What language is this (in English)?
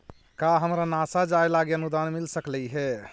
Magahi